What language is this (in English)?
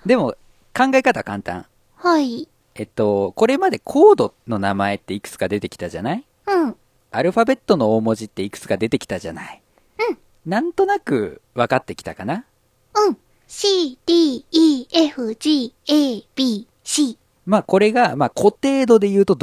Japanese